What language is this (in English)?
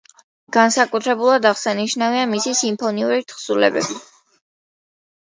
Georgian